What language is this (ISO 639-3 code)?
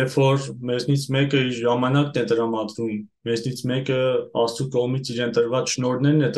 ron